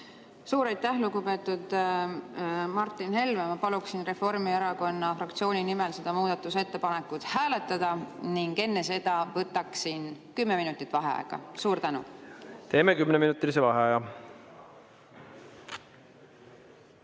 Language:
Estonian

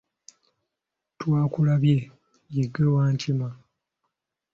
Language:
Ganda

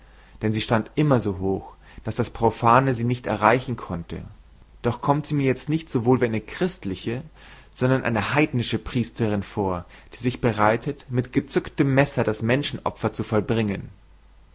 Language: German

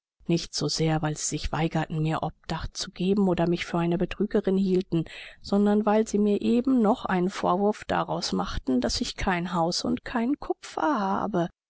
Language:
German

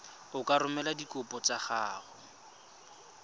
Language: Tswana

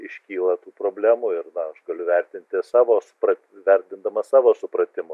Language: Lithuanian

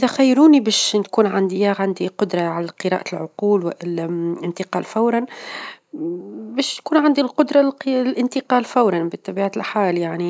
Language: Tunisian Arabic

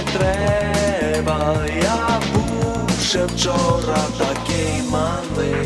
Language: Ukrainian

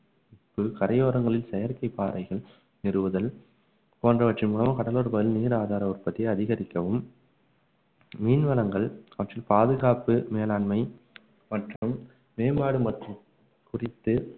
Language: Tamil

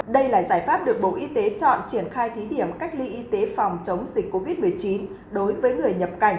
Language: Vietnamese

